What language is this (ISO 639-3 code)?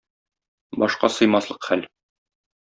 tat